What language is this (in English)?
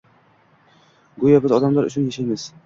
Uzbek